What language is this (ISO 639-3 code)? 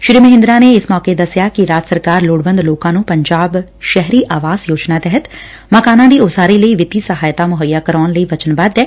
pan